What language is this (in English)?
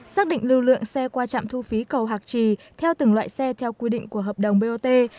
Vietnamese